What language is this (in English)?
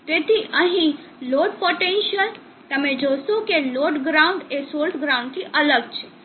Gujarati